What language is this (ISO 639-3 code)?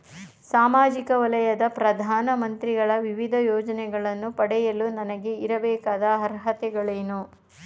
kan